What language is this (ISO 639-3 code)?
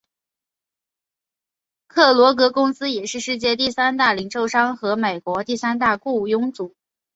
zho